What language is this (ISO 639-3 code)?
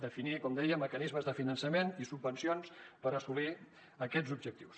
cat